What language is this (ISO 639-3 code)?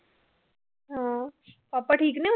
pan